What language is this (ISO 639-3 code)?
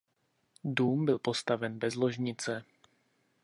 ces